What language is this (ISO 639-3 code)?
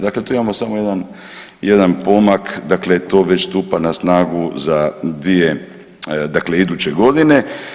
hrv